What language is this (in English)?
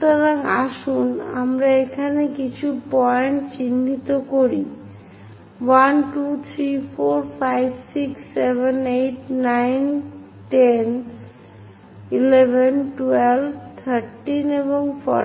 Bangla